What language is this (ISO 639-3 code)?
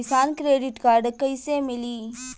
bho